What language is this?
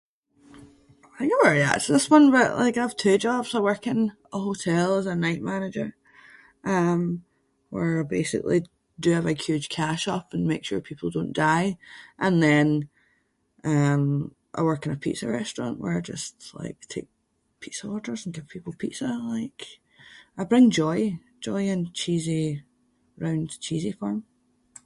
Scots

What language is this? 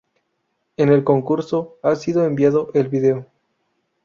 Spanish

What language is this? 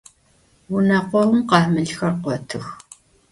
Adyghe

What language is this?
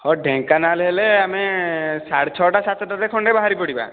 Odia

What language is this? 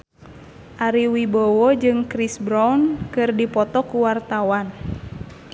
Sundanese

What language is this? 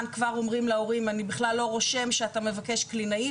Hebrew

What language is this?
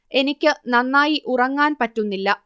Malayalam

